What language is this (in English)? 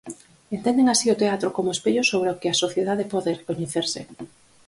Galician